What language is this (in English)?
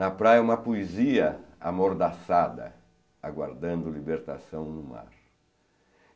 Portuguese